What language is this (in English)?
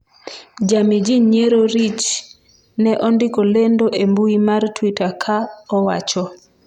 Luo (Kenya and Tanzania)